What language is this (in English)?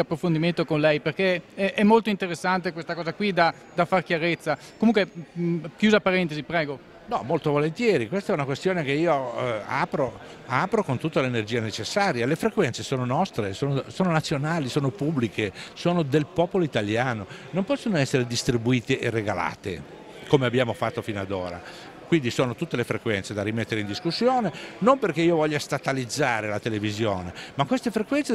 Italian